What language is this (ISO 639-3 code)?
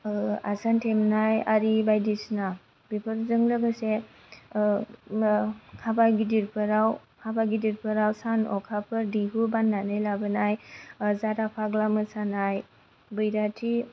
brx